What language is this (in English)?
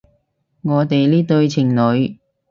Cantonese